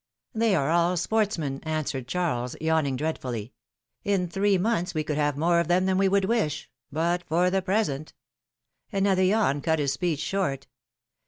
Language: English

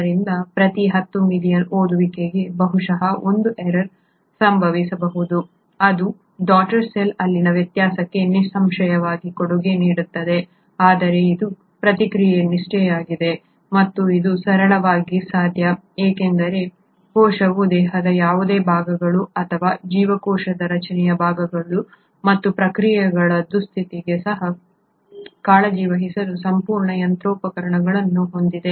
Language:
Kannada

